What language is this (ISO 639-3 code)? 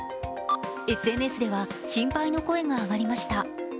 jpn